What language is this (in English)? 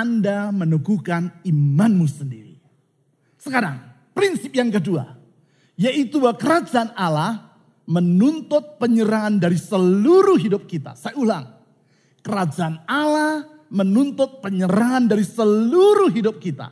Indonesian